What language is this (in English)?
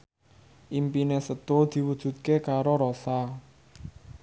Javanese